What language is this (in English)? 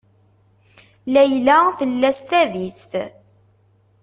Kabyle